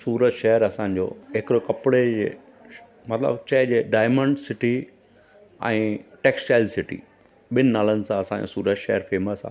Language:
Sindhi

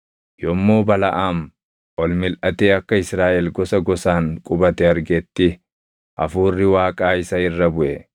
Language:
Oromo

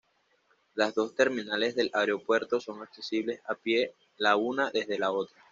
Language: Spanish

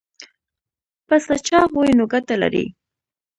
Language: Pashto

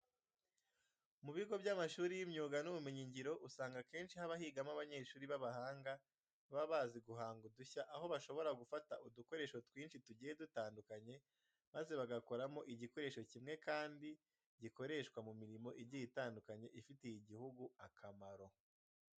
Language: Kinyarwanda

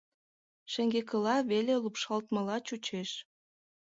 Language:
Mari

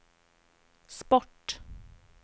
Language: Swedish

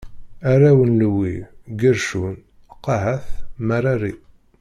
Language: Kabyle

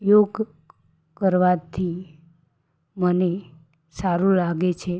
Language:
Gujarati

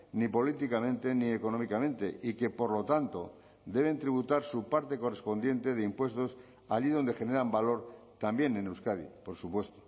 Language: Spanish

